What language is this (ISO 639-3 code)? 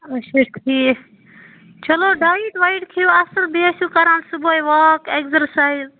kas